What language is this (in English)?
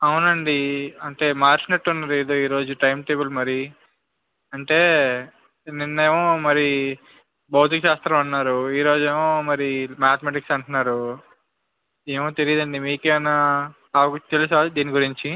Telugu